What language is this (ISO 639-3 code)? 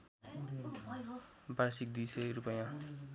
nep